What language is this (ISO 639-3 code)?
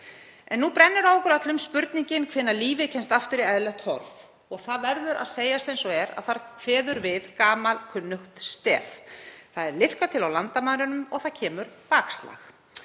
isl